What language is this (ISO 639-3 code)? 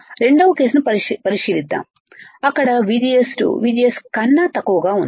tel